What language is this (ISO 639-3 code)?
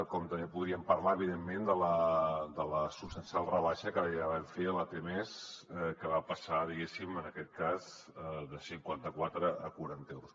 cat